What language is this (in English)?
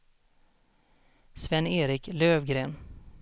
Swedish